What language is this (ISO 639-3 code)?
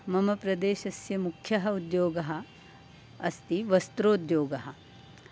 san